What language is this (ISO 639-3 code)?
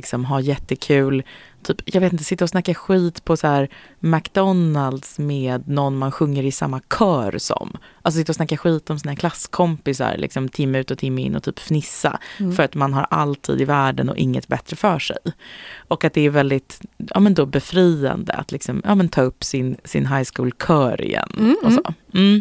swe